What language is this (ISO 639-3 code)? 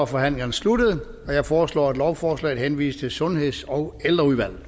dan